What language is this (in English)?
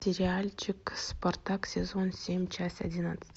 Russian